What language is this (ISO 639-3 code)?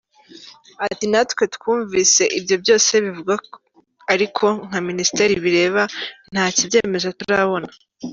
kin